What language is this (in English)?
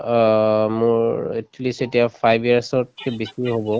Assamese